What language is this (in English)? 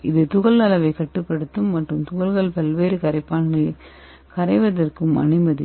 Tamil